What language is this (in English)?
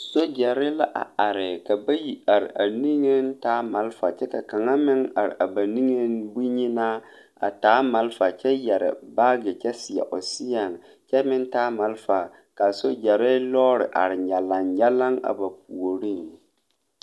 Southern Dagaare